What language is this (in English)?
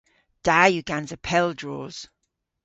Cornish